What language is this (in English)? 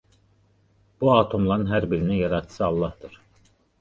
Azerbaijani